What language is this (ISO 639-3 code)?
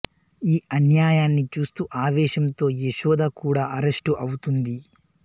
tel